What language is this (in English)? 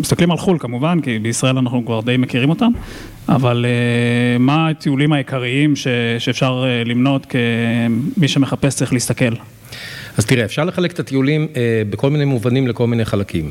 Hebrew